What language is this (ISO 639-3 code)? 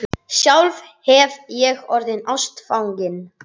isl